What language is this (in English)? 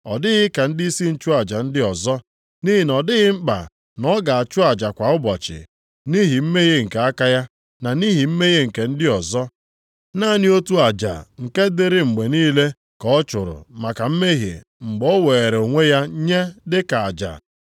Igbo